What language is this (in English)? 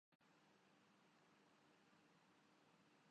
Urdu